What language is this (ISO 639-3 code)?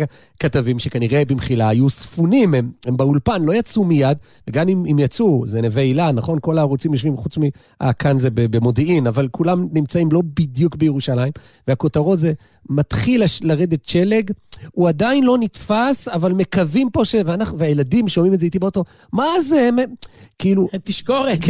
heb